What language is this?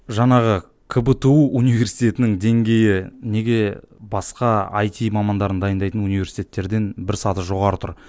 Kazakh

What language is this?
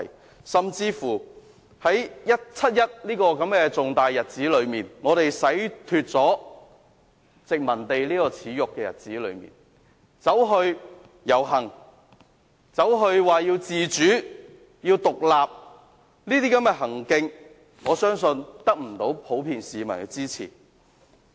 Cantonese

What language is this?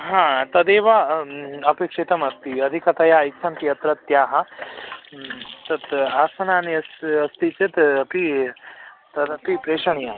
Sanskrit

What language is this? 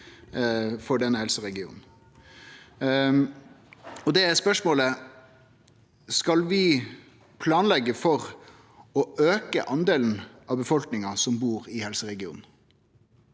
Norwegian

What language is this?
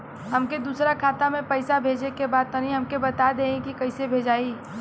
Bhojpuri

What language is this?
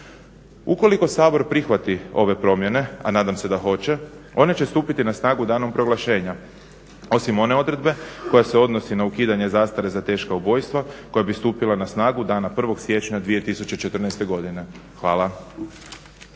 Croatian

